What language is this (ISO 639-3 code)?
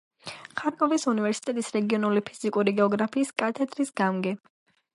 kat